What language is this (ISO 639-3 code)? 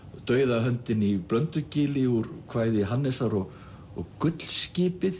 isl